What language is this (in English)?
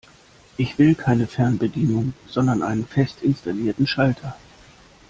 German